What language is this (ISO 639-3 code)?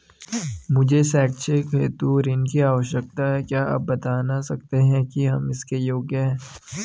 hin